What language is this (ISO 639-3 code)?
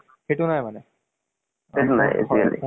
asm